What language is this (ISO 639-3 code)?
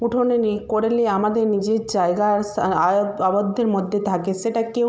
ben